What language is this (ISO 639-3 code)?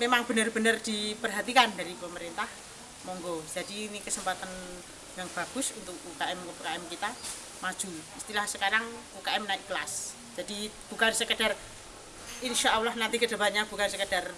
ind